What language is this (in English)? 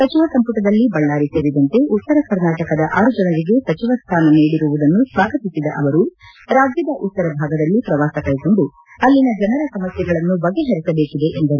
Kannada